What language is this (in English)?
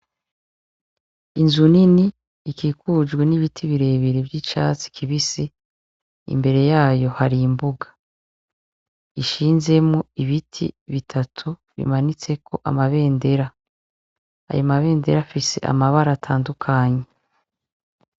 Rundi